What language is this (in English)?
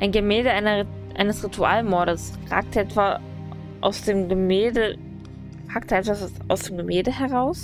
German